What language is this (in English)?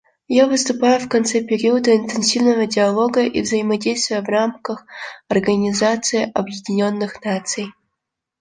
Russian